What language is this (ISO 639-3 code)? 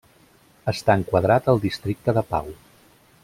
cat